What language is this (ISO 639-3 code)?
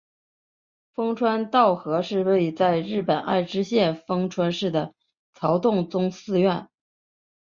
zho